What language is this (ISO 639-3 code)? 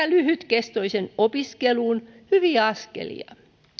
fin